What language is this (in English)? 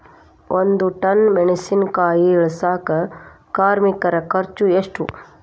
Kannada